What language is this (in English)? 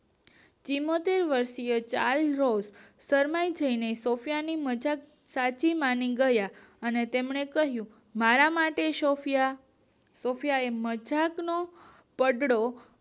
Gujarati